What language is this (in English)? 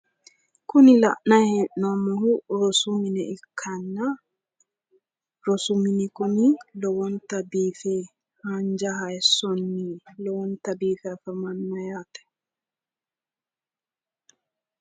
Sidamo